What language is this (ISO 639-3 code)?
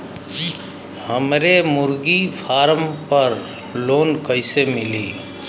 bho